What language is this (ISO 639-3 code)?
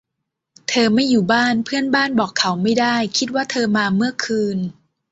tha